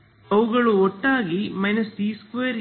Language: Kannada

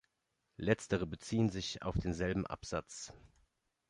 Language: German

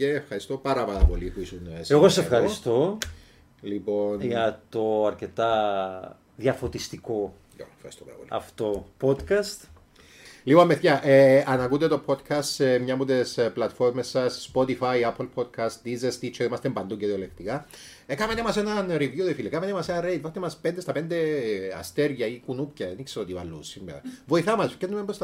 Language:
Greek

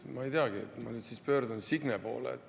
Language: Estonian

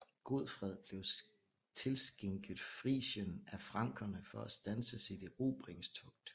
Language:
Danish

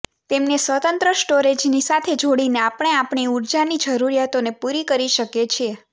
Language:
Gujarati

